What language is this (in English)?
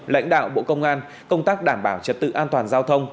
Vietnamese